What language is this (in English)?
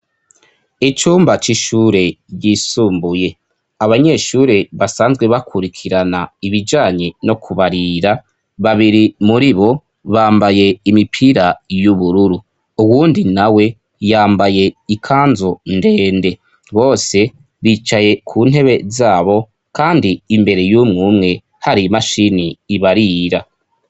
Rundi